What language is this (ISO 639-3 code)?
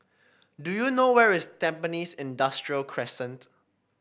eng